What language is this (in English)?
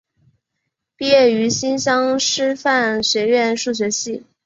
Chinese